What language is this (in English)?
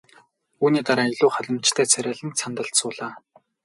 Mongolian